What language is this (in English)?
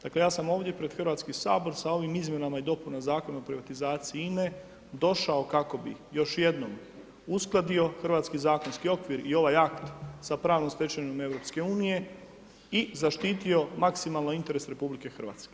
Croatian